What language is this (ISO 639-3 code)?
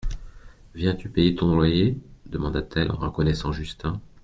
fra